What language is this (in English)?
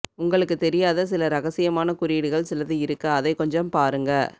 Tamil